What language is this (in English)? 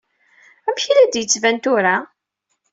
Kabyle